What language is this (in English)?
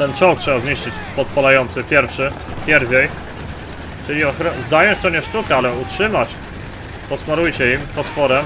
Polish